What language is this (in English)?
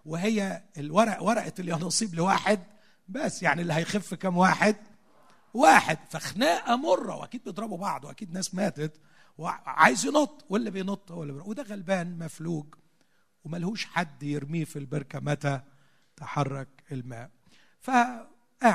Arabic